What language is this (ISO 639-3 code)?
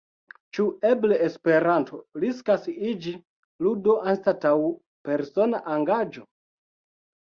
epo